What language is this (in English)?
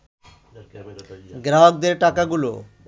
Bangla